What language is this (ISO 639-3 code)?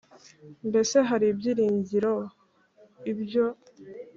kin